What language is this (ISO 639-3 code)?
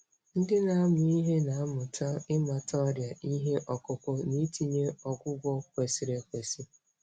ibo